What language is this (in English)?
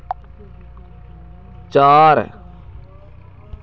Hindi